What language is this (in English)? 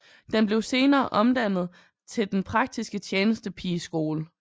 Danish